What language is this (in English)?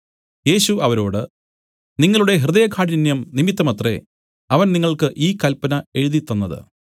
Malayalam